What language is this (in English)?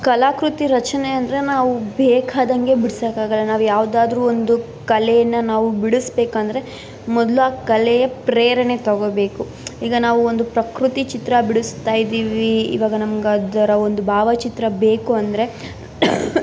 Kannada